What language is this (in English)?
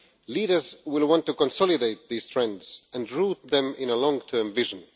English